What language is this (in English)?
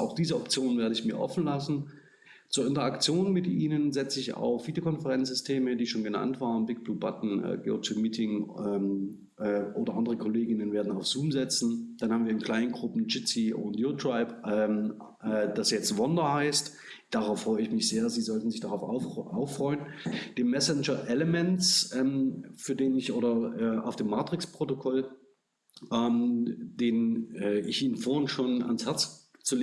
German